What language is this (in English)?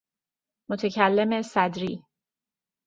Persian